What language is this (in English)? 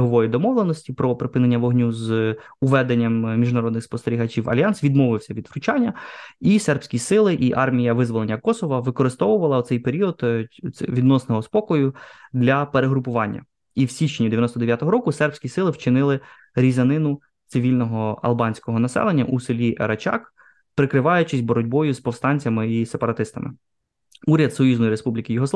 Ukrainian